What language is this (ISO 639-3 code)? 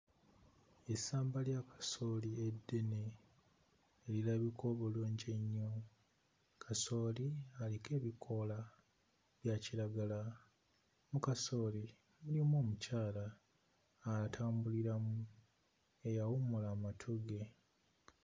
lug